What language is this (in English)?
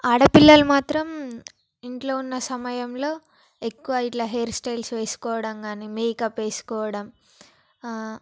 Telugu